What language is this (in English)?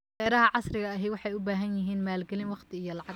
Somali